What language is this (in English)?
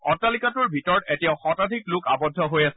Assamese